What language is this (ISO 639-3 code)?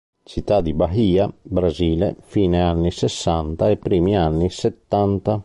ita